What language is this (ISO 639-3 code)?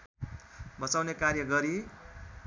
nep